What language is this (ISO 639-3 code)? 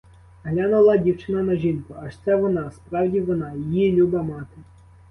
ukr